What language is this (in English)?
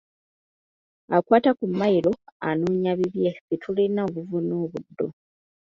Ganda